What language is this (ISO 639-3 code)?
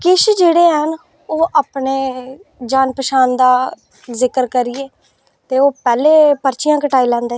doi